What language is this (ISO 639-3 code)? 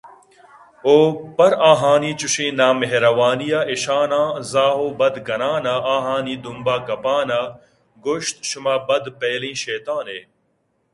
bgp